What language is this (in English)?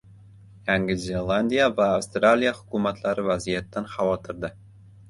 Uzbek